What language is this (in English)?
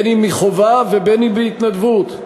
Hebrew